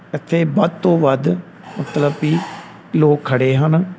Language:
Punjabi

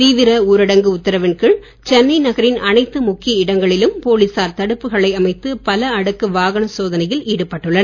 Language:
Tamil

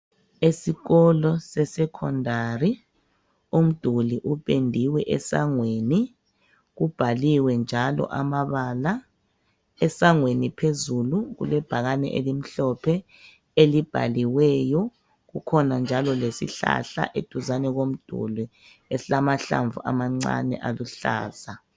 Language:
North Ndebele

